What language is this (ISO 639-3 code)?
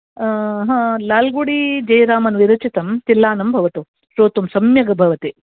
san